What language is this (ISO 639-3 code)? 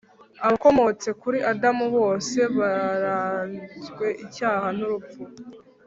kin